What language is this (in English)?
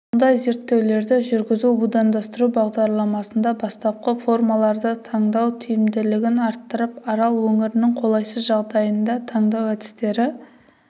Kazakh